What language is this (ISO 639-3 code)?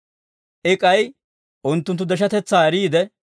dwr